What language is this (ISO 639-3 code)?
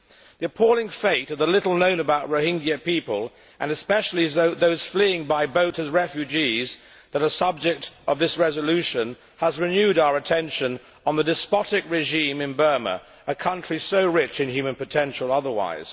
eng